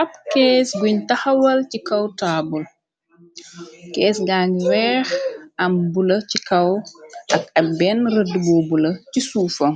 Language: Wolof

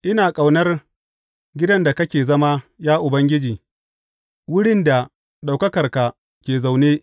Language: Hausa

